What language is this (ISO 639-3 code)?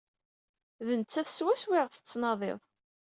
kab